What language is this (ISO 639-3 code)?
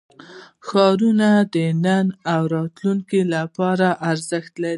pus